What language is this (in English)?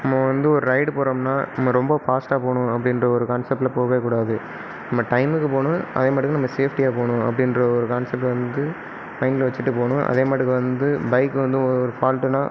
Tamil